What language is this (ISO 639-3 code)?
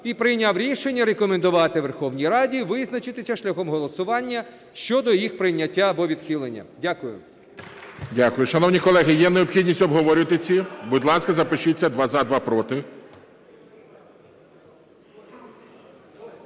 ukr